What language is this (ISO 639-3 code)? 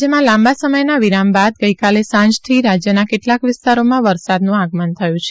guj